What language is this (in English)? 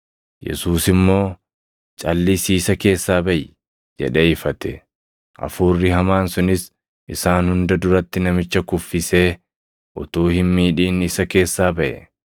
Oromo